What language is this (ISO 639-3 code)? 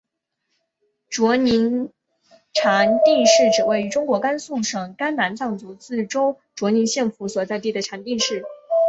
zho